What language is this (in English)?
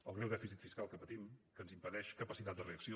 Catalan